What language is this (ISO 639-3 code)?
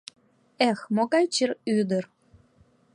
chm